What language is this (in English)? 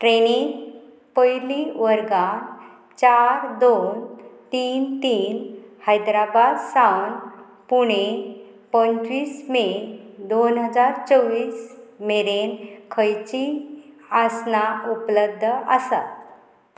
Konkani